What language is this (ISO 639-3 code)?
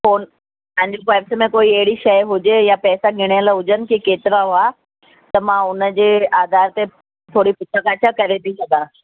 snd